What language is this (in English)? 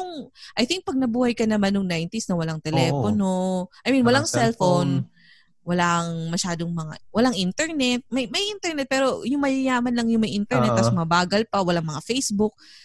Filipino